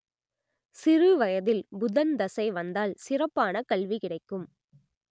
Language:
Tamil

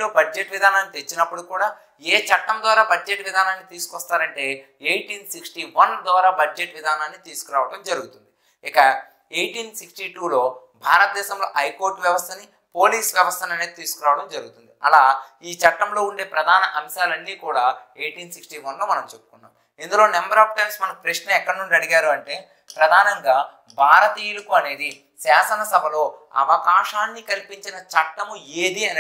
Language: Hindi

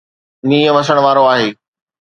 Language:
Sindhi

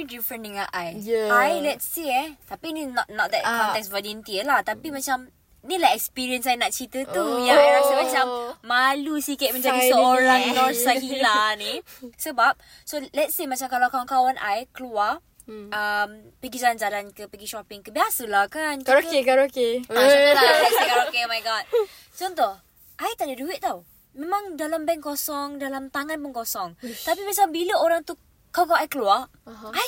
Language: Malay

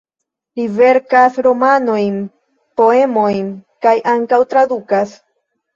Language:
Esperanto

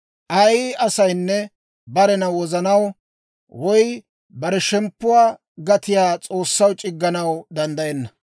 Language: Dawro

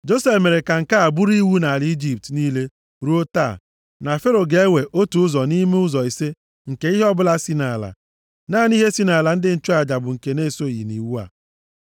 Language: Igbo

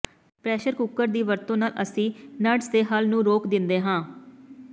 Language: Punjabi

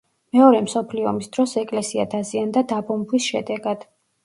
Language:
Georgian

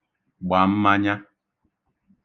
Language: Igbo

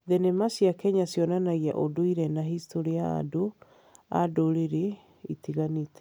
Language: Kikuyu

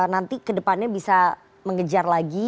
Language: Indonesian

